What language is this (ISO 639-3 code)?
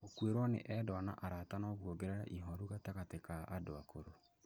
kik